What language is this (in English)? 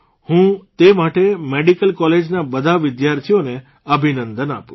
Gujarati